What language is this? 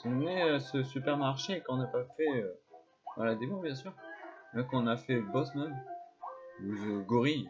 French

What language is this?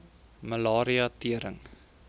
Afrikaans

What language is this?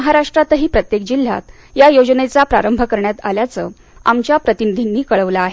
Marathi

